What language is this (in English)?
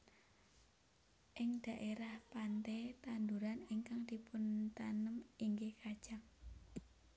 Javanese